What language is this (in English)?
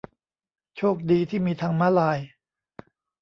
Thai